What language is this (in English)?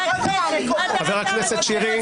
Hebrew